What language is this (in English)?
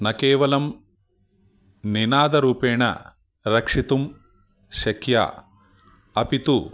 Sanskrit